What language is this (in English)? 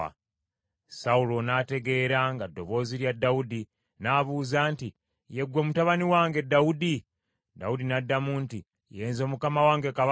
Ganda